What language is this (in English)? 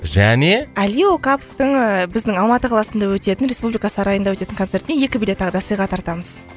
Kazakh